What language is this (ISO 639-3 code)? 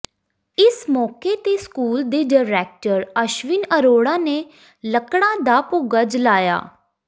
pan